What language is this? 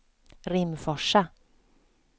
Swedish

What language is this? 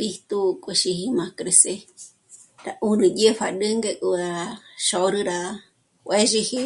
Michoacán Mazahua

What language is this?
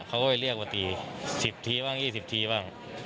Thai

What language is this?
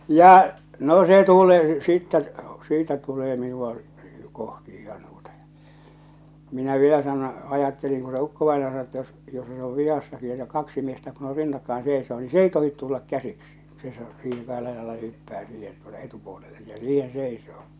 Finnish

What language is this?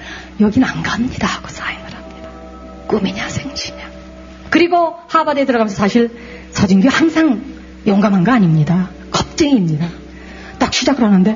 Korean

